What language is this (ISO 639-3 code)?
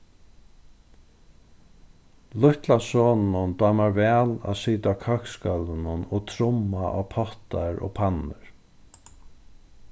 fao